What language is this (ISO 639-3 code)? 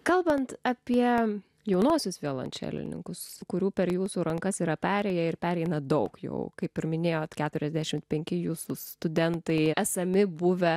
lit